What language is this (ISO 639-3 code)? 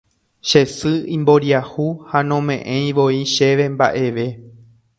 grn